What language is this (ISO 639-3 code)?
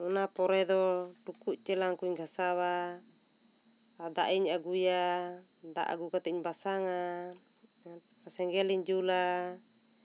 sat